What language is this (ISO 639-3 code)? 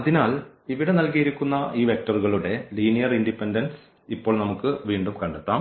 mal